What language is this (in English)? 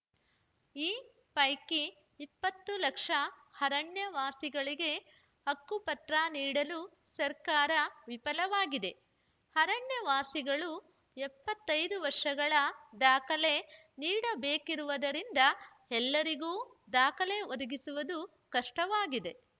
Kannada